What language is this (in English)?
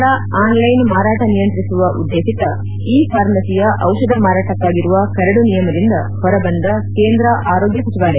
Kannada